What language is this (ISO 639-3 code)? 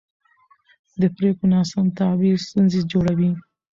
pus